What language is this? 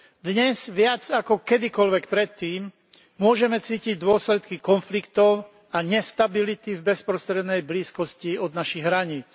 Slovak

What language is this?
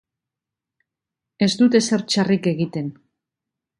Basque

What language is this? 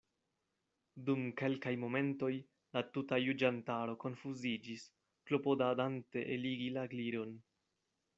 Esperanto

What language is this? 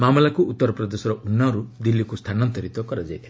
Odia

